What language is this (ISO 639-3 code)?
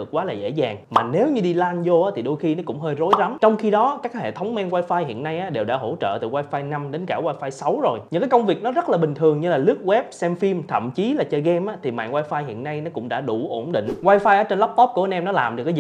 vie